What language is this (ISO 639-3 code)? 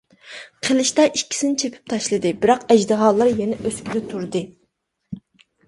uig